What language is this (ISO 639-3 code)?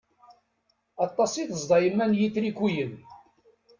kab